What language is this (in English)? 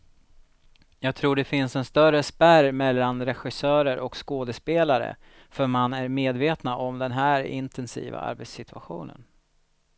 Swedish